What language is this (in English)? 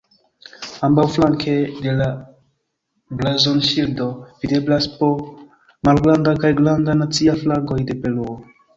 Esperanto